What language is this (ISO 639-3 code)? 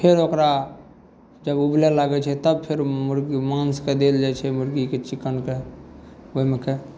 mai